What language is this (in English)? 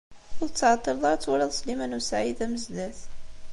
Kabyle